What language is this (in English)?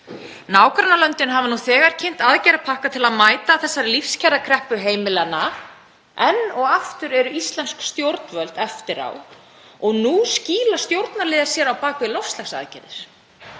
Icelandic